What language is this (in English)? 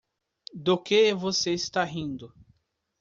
Portuguese